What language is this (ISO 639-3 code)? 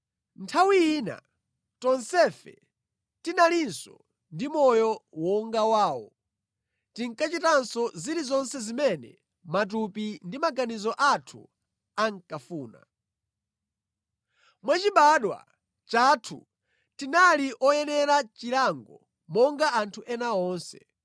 nya